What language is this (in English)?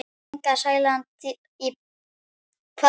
Icelandic